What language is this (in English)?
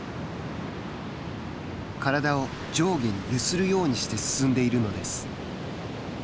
Japanese